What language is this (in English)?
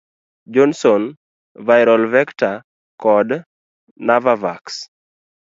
Luo (Kenya and Tanzania)